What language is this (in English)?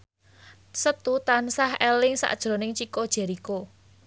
Javanese